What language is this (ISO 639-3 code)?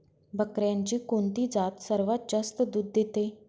mar